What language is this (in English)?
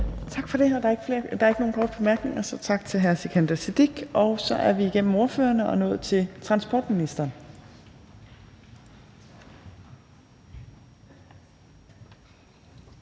Danish